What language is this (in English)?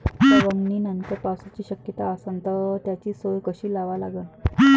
Marathi